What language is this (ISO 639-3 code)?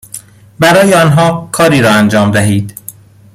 fas